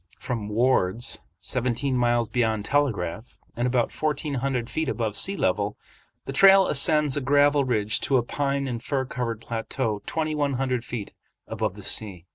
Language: English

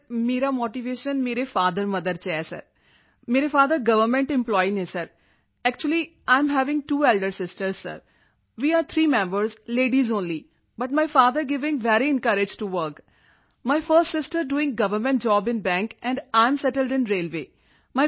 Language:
Punjabi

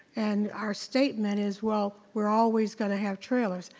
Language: English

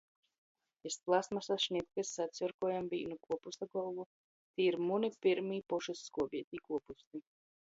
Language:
Latgalian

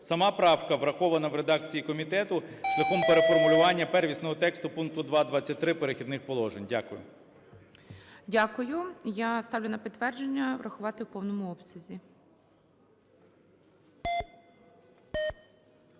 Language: Ukrainian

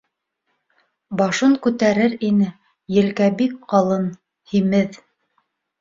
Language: Bashkir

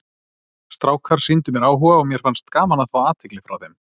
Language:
Icelandic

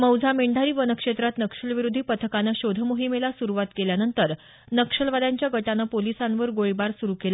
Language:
Marathi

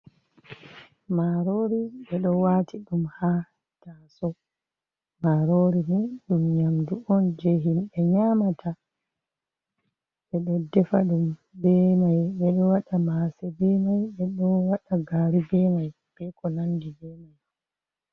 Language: Fula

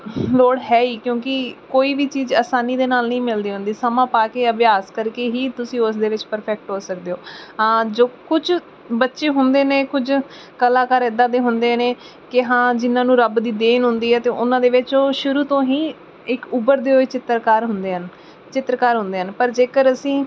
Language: Punjabi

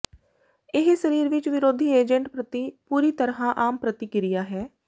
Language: Punjabi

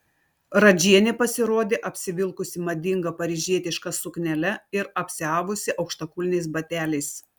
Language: Lithuanian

